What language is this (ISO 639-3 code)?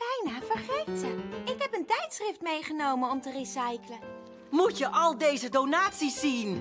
nld